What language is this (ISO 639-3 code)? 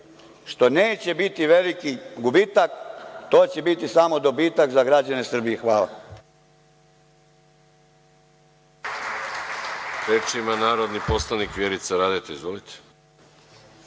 srp